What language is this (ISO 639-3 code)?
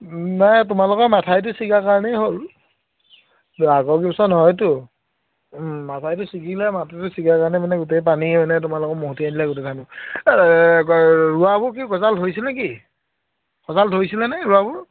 asm